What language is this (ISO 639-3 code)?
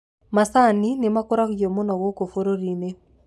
kik